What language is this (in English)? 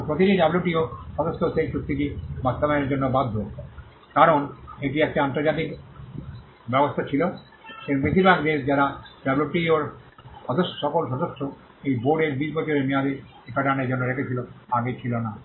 Bangla